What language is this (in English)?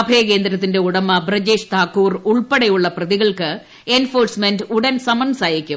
Malayalam